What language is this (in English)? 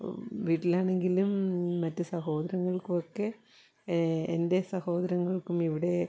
Malayalam